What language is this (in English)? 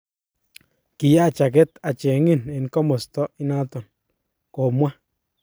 Kalenjin